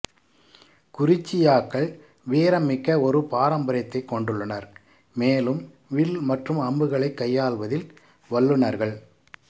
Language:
Tamil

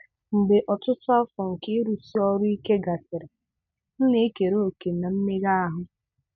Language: Igbo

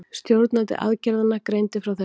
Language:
Icelandic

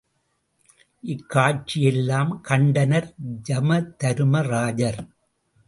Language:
Tamil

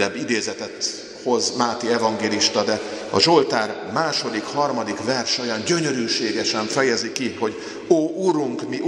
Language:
Hungarian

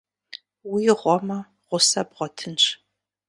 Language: Kabardian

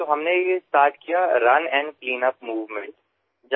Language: Assamese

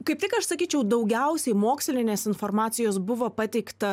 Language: Lithuanian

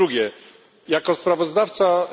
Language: Polish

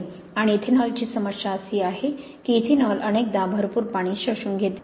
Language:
Marathi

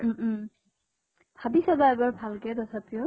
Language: Assamese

